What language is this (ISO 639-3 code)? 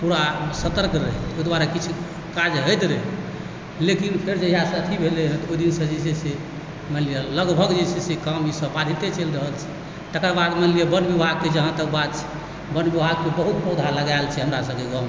mai